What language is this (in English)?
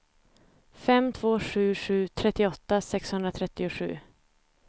Swedish